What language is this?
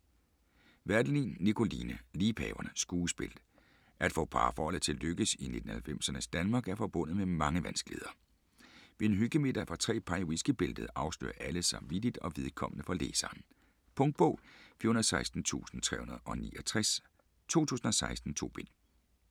Danish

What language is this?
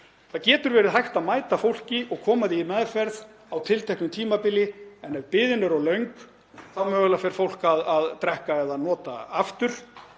Icelandic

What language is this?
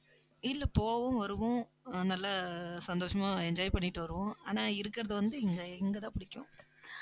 Tamil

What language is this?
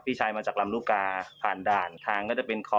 Thai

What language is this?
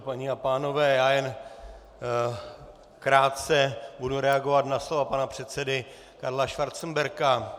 Czech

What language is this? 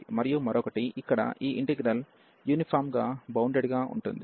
Telugu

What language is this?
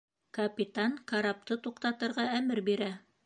Bashkir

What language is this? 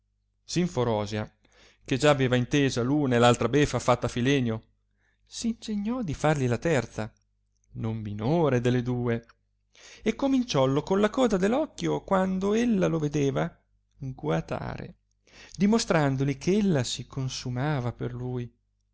Italian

